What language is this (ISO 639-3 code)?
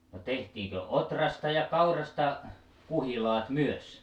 fin